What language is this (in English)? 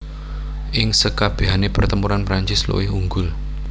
Javanese